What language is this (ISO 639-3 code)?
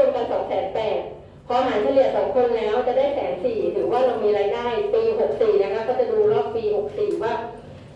tha